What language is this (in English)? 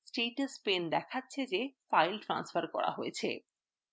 Bangla